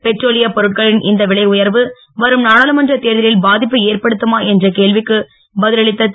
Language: Tamil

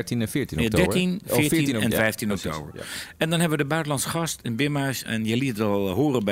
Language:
Dutch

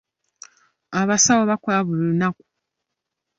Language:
Ganda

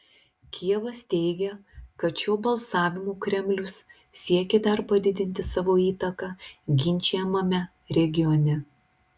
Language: Lithuanian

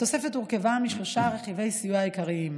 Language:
Hebrew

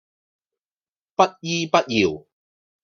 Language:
Cantonese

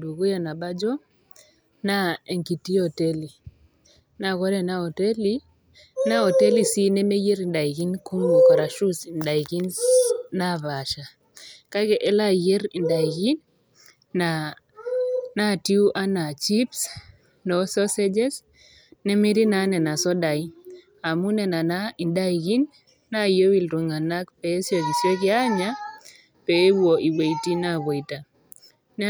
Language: Masai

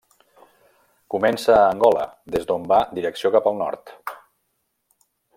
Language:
Catalan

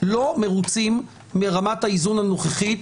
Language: Hebrew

